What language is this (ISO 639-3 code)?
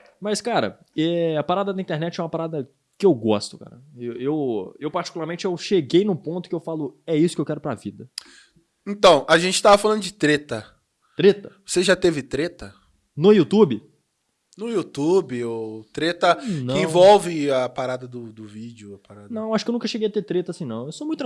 por